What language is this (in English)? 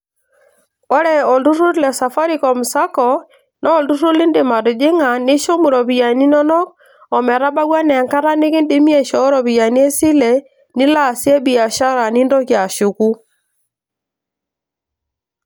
Masai